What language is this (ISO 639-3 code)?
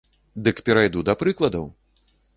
bel